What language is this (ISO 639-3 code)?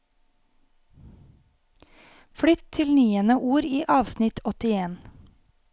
nor